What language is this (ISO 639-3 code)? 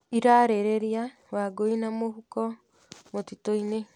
kik